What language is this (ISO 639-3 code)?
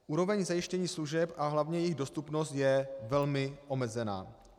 ces